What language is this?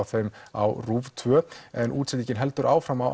Icelandic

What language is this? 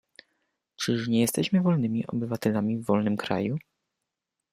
Polish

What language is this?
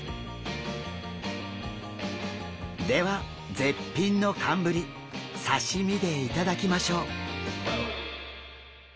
Japanese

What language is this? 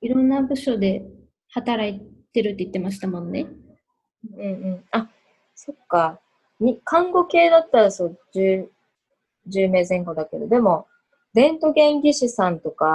Japanese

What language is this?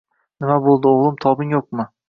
Uzbek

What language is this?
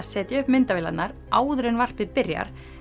Icelandic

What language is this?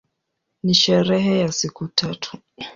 Swahili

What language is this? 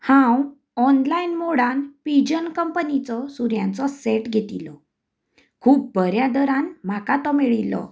Konkani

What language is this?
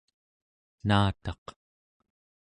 Central Yupik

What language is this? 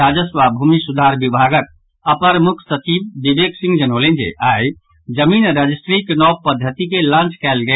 Maithili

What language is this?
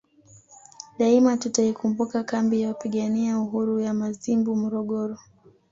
Swahili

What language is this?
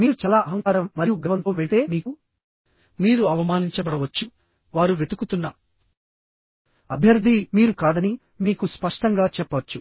Telugu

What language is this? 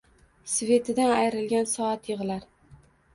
Uzbek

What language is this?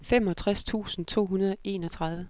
Danish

